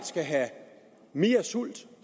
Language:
Danish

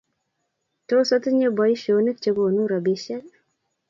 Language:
Kalenjin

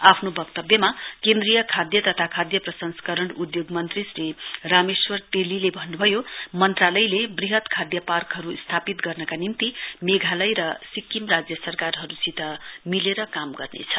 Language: Nepali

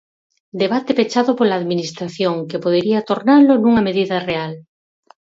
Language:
Galician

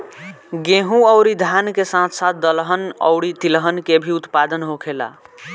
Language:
Bhojpuri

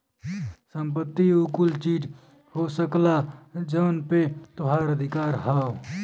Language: Bhojpuri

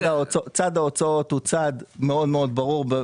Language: Hebrew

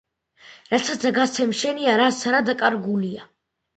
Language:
Georgian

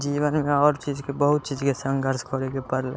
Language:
Maithili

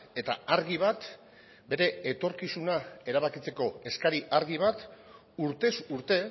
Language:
Basque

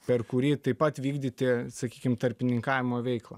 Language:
Lithuanian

